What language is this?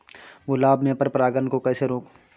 Hindi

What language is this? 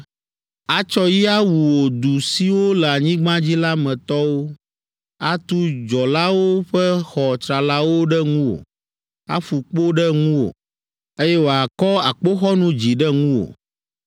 Ewe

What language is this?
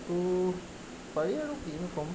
Assamese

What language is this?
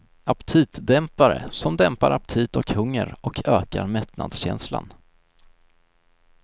Swedish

